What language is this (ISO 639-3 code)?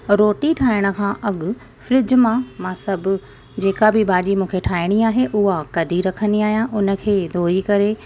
snd